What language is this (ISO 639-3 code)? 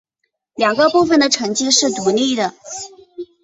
zho